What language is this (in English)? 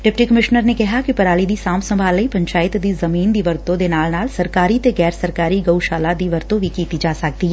Punjabi